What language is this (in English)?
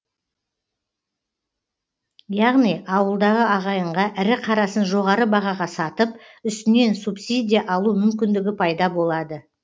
Kazakh